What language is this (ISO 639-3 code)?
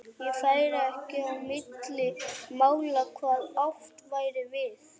isl